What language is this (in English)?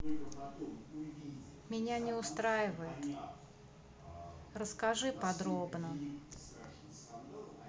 Russian